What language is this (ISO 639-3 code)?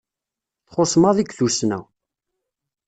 kab